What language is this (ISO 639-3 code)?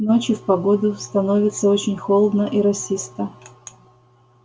rus